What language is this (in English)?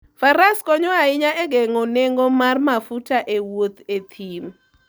Luo (Kenya and Tanzania)